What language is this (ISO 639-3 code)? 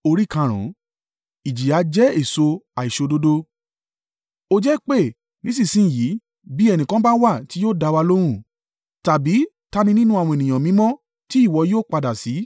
yor